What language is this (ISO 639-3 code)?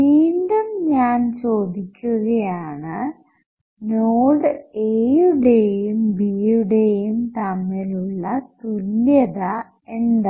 mal